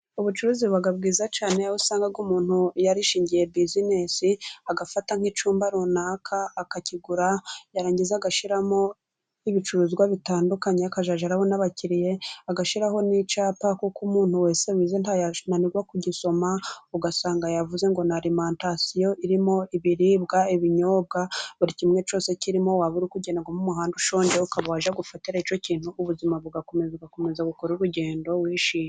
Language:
Kinyarwanda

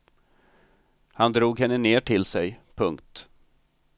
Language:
Swedish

